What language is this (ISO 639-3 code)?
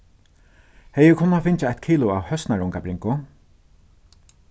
fao